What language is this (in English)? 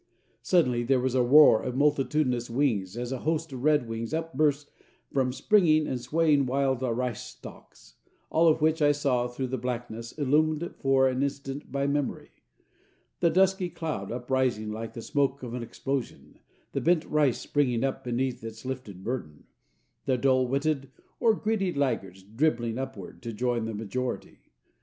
English